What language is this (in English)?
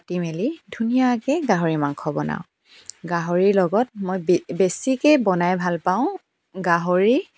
Assamese